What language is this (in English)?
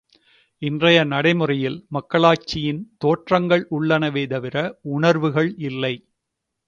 Tamil